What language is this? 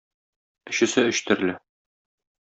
Tatar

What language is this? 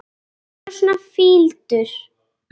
Icelandic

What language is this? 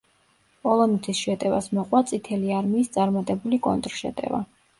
Georgian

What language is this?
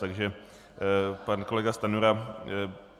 Czech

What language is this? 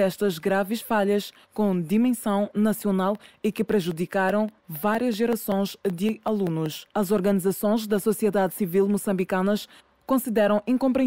Portuguese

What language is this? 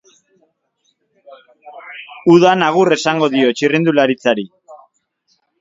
Basque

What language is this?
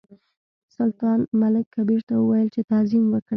Pashto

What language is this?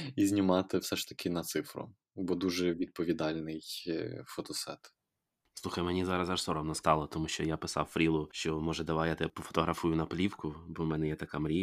Ukrainian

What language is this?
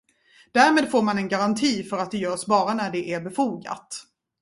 Swedish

